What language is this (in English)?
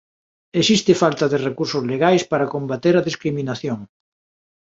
Galician